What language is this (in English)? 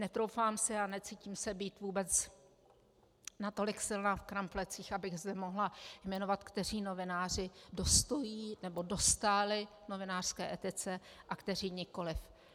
Czech